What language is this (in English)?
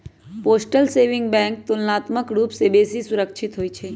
Magahi